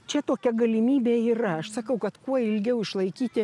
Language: Lithuanian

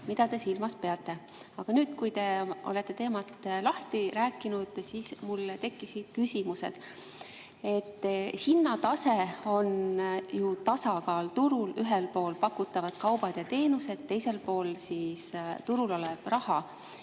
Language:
Estonian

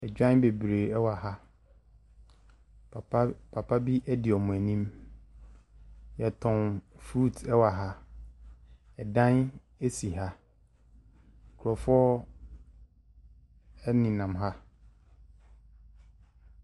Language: Akan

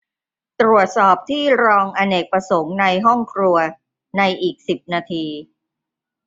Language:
Thai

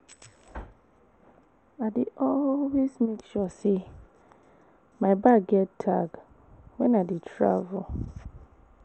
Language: Nigerian Pidgin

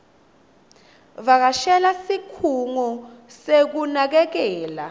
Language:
Swati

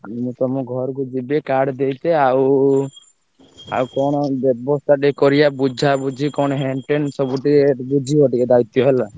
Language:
Odia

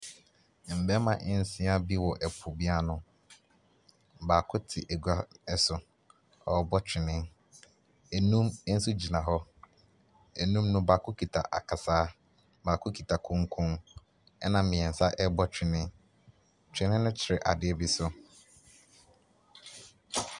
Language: Akan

